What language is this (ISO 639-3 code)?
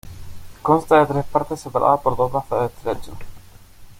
spa